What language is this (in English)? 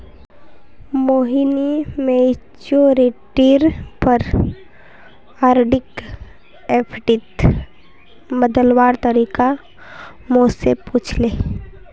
Magahi